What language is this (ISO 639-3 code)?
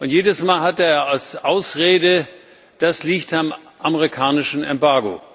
deu